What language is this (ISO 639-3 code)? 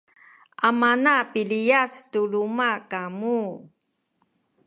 szy